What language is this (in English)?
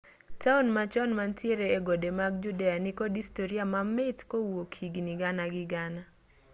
Luo (Kenya and Tanzania)